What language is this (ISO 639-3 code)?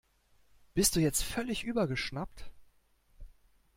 deu